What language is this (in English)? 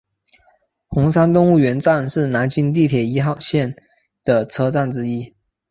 Chinese